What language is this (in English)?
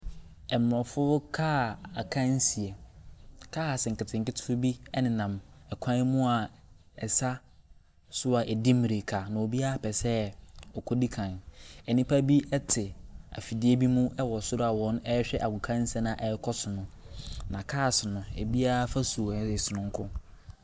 Akan